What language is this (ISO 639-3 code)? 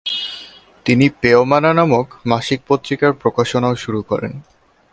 ben